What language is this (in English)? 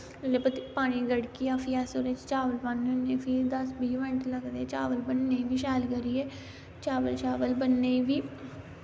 Dogri